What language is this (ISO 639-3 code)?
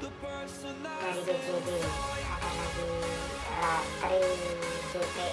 ind